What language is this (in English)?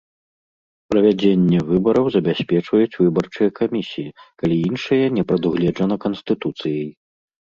Belarusian